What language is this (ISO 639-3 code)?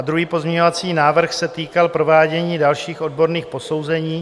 ces